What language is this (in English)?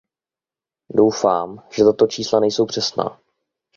Czech